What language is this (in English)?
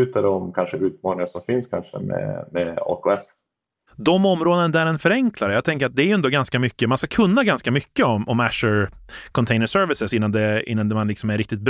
Swedish